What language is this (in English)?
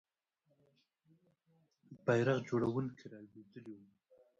Pashto